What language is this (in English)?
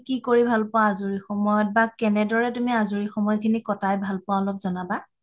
Assamese